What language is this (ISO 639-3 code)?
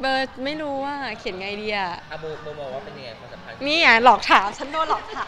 tha